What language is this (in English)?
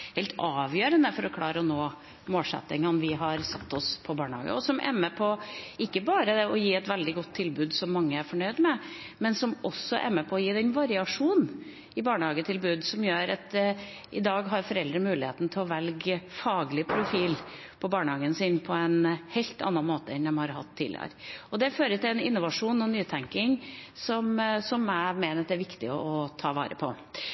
Norwegian Bokmål